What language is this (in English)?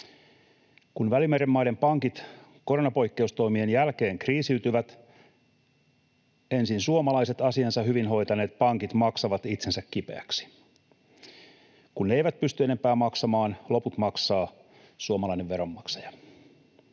Finnish